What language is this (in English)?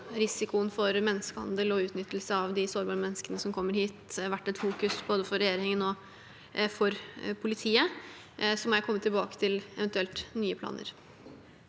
Norwegian